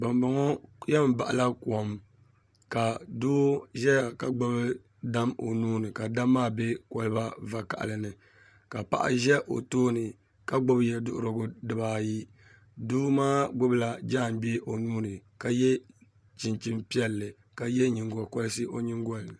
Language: Dagbani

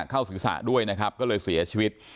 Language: Thai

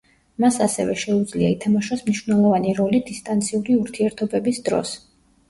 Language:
Georgian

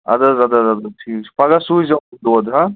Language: Kashmiri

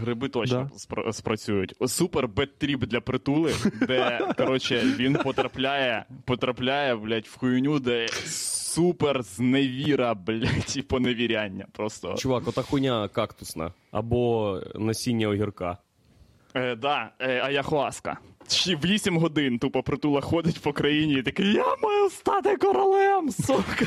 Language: Ukrainian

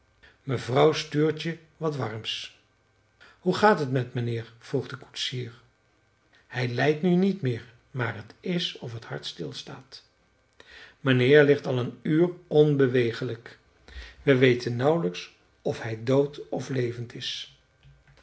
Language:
Dutch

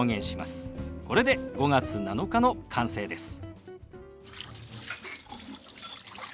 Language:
Japanese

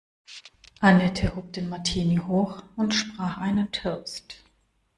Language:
German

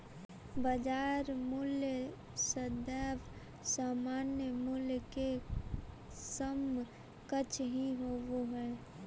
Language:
Magahi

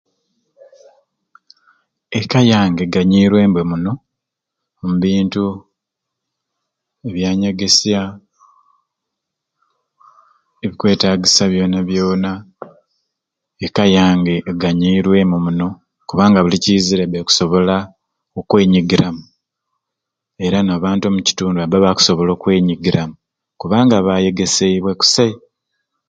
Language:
Ruuli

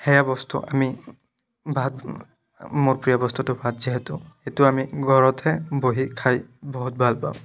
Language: Assamese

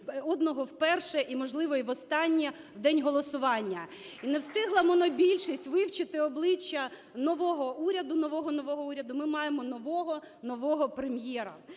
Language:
Ukrainian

